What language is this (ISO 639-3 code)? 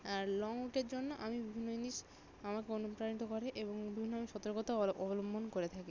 ben